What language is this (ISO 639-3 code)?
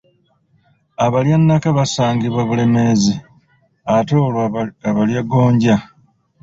lug